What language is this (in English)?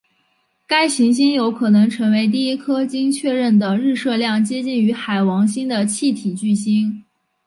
Chinese